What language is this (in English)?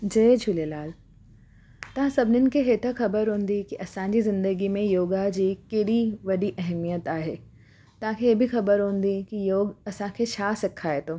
Sindhi